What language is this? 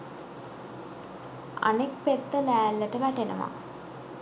Sinhala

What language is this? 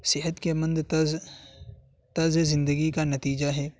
Urdu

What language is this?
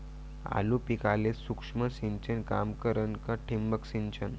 Marathi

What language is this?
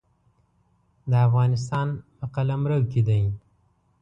Pashto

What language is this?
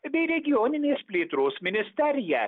Lithuanian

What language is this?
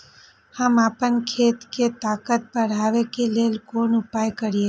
Maithili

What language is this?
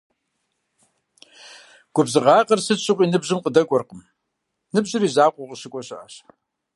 Kabardian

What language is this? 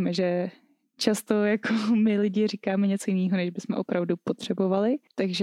Czech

